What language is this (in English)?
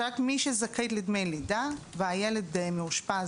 Hebrew